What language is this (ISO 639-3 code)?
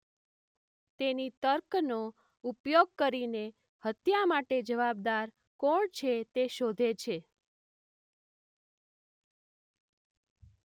guj